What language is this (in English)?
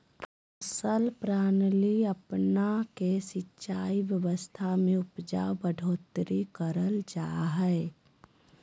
Magahi